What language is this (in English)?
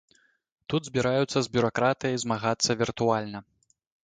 Belarusian